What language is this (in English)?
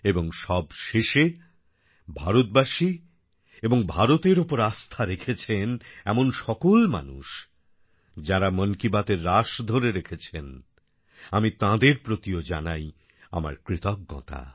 Bangla